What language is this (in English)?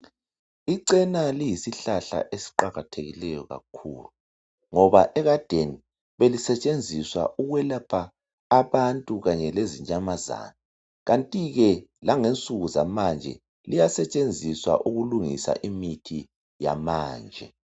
North Ndebele